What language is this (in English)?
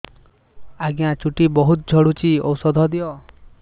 Odia